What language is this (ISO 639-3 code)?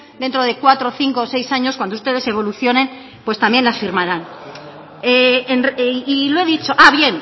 spa